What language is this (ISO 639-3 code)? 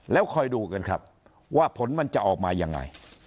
tha